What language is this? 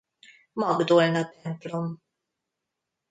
Hungarian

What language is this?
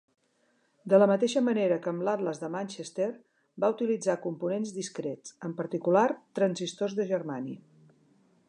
Catalan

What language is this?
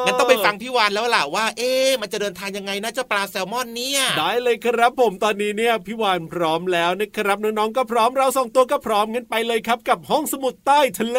Thai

